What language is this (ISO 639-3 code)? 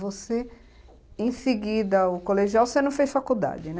por